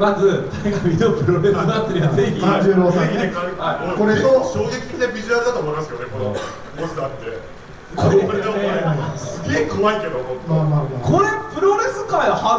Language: Japanese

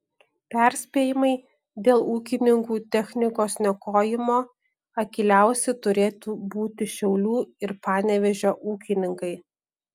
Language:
Lithuanian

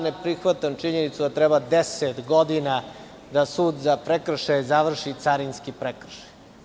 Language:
Serbian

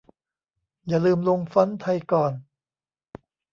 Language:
Thai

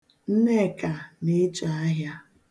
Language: Igbo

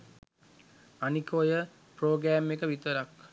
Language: Sinhala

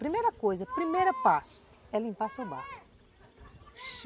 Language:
Portuguese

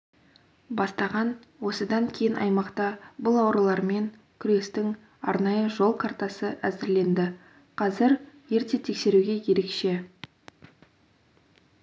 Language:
Kazakh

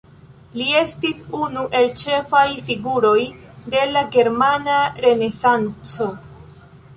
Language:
Esperanto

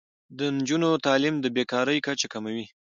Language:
Pashto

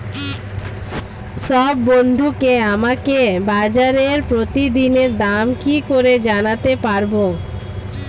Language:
Bangla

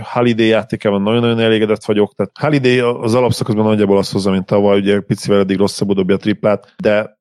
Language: Hungarian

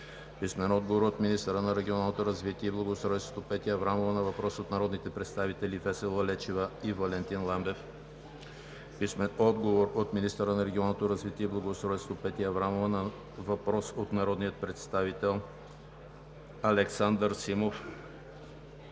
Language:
Bulgarian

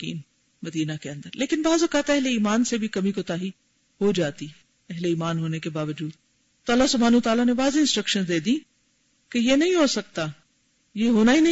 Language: Urdu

